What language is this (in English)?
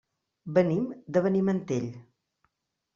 Catalan